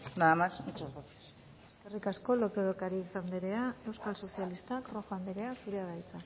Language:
Basque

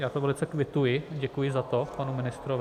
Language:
Czech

